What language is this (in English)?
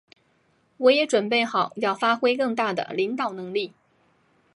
Chinese